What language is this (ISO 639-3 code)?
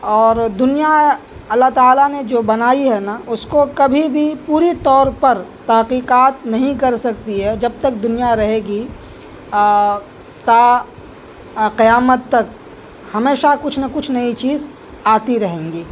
urd